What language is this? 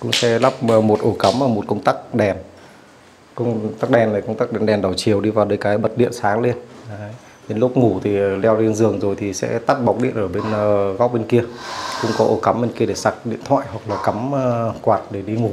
Vietnamese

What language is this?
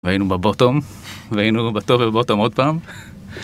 Hebrew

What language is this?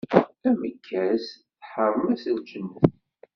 Kabyle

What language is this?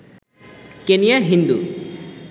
Bangla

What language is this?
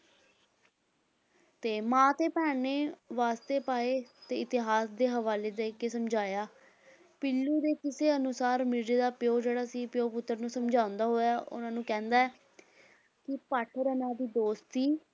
Punjabi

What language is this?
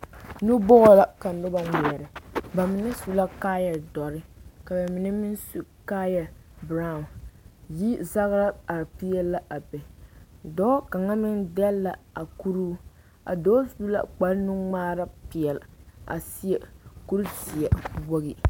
Southern Dagaare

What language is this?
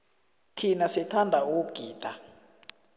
South Ndebele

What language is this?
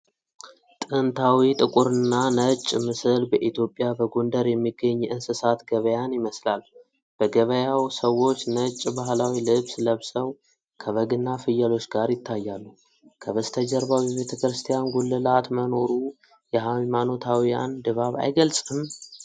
Amharic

